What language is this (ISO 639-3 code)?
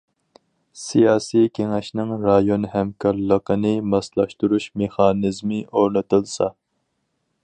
uig